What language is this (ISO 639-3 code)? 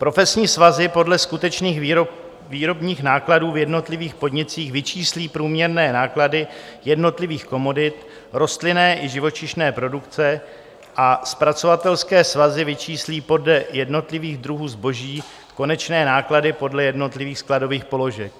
ces